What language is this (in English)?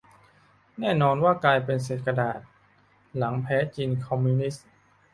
Thai